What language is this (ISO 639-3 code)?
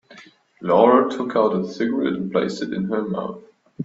eng